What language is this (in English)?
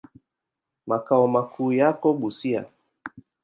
Swahili